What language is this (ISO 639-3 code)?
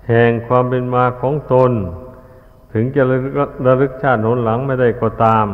tha